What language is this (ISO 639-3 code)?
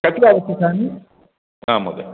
san